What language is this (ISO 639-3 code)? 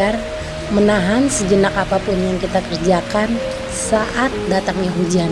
ind